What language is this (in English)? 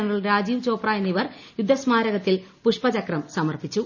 Malayalam